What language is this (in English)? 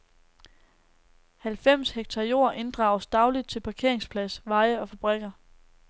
Danish